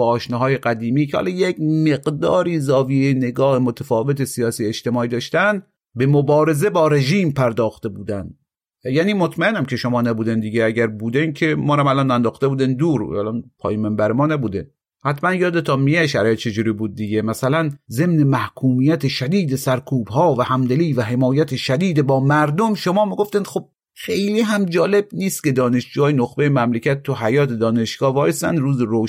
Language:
Persian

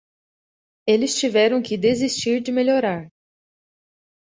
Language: Portuguese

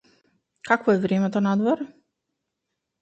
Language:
Macedonian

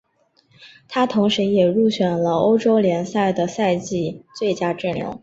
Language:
Chinese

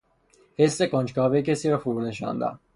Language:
Persian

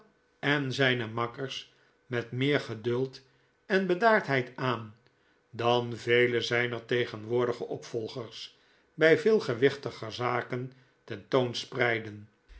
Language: Dutch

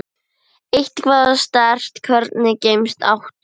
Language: Icelandic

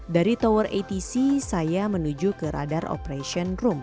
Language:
Indonesian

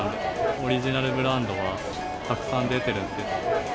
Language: Japanese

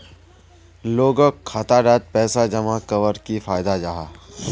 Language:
Magahi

